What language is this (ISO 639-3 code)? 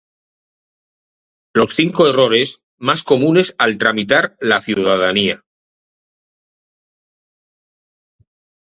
spa